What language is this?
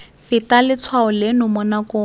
Tswana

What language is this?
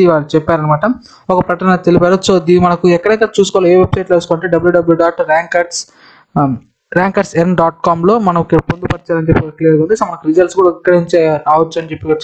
Indonesian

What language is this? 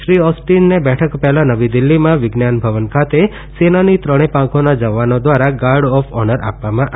Gujarati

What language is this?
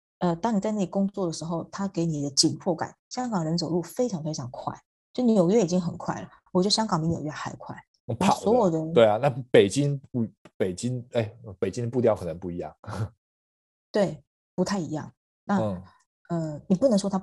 Chinese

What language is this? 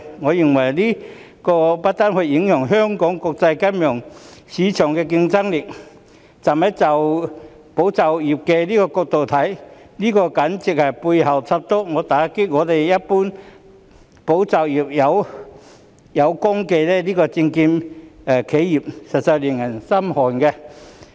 Cantonese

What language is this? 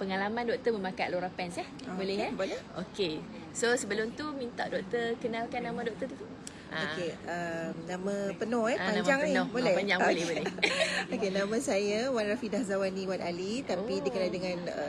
Malay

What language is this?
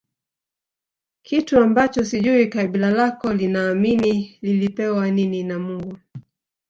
Swahili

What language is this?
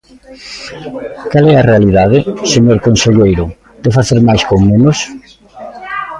Galician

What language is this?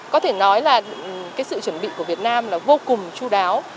Vietnamese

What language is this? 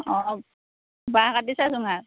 Assamese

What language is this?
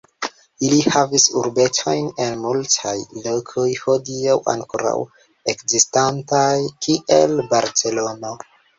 Esperanto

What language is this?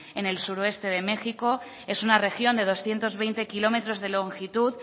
Spanish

